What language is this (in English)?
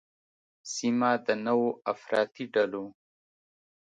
Pashto